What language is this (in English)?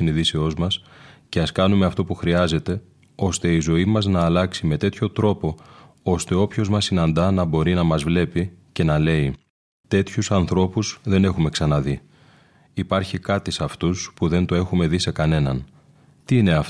Greek